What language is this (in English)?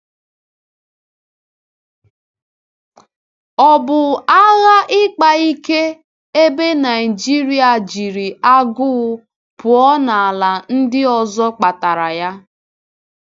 Igbo